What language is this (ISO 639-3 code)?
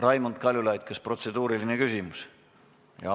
est